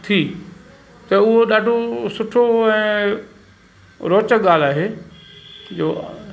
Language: Sindhi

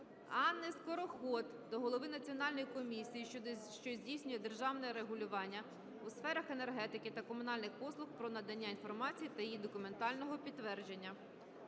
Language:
Ukrainian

